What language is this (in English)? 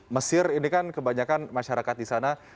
Indonesian